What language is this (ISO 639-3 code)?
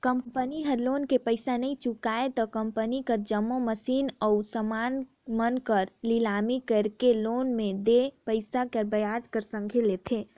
hne